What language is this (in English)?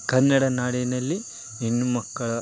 Kannada